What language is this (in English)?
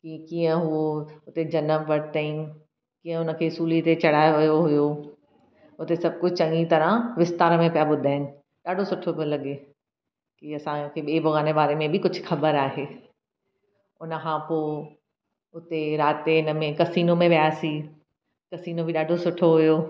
Sindhi